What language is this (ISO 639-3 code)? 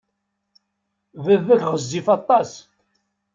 kab